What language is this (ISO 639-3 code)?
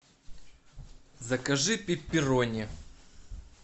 rus